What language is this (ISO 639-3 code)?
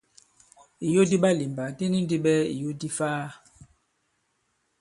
abb